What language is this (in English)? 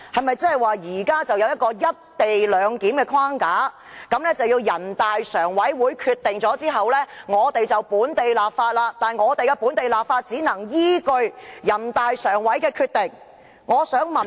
Cantonese